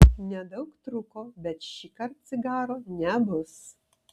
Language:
Lithuanian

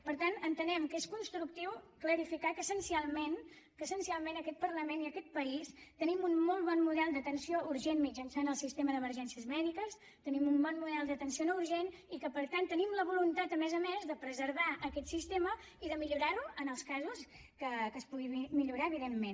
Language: Catalan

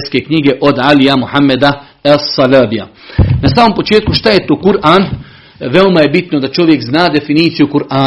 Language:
Croatian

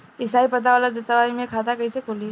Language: Bhojpuri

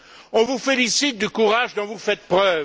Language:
French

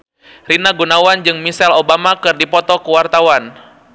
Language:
Sundanese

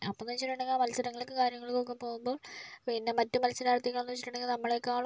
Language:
Malayalam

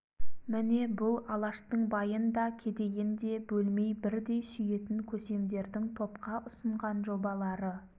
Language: Kazakh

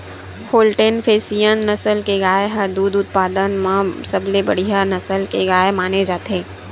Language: Chhattisgarhi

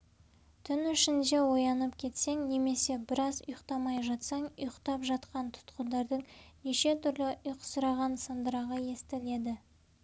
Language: Kazakh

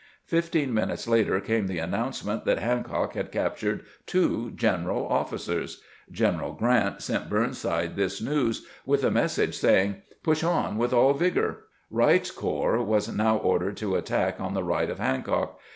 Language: English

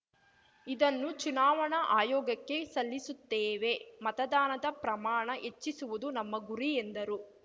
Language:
Kannada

